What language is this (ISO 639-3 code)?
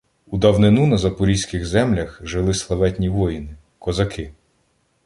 ukr